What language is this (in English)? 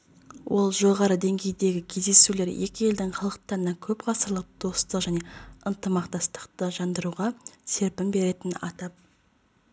Kazakh